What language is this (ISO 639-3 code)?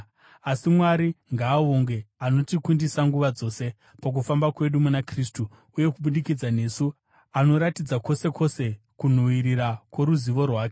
sna